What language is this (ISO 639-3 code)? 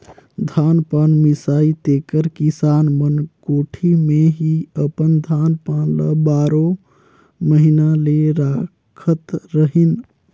hne